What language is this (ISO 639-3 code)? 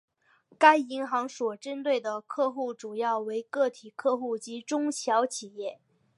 zho